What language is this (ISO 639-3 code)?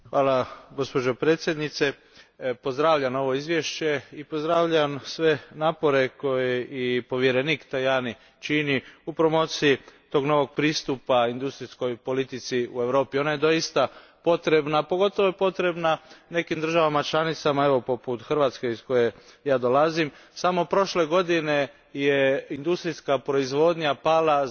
hrv